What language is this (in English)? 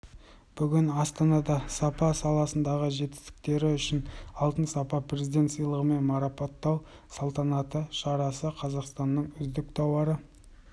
Kazakh